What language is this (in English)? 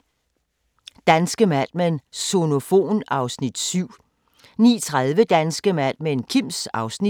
Danish